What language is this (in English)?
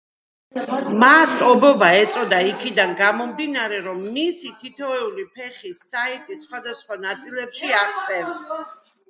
Georgian